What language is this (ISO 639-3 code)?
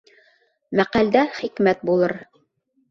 bak